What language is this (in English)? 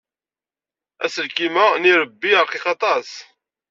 Kabyle